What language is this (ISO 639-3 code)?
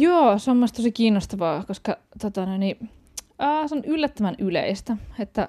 fin